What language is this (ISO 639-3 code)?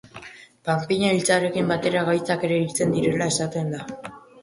eus